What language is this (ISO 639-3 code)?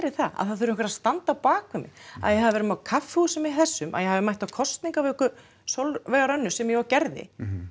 isl